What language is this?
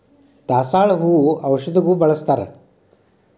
Kannada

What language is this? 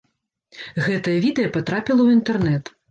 Belarusian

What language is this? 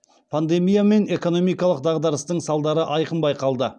Kazakh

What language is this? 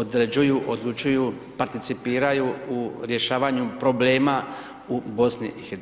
Croatian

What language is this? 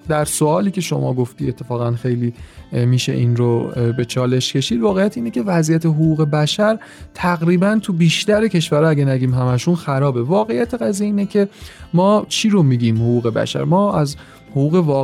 Persian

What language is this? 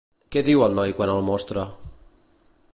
Catalan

